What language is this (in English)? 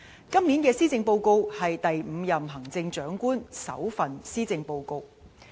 Cantonese